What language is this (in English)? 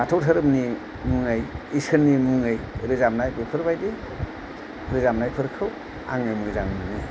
Bodo